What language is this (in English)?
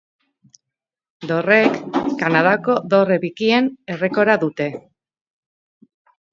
Basque